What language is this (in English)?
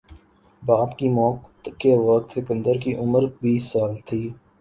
Urdu